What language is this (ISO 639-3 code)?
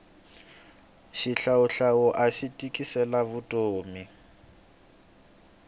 tso